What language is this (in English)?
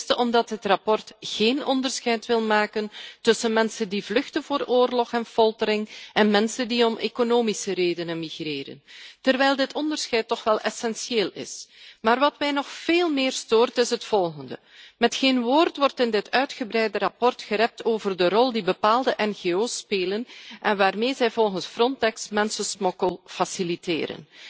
Dutch